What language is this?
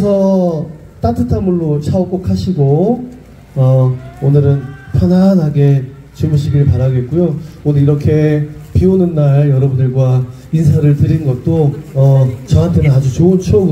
Korean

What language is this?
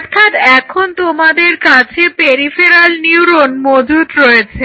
Bangla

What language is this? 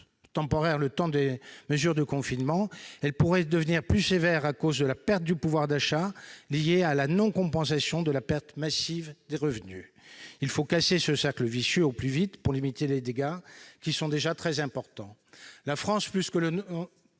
French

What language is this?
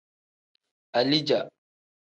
Tem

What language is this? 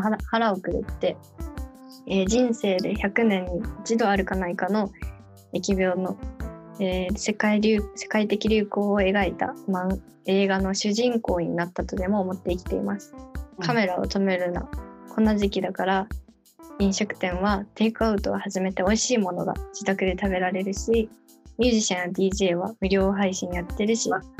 Japanese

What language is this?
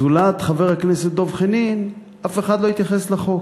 Hebrew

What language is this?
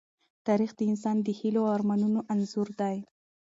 Pashto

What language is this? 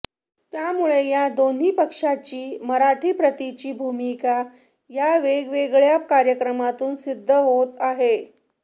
Marathi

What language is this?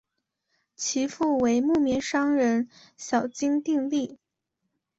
Chinese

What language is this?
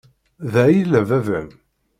Kabyle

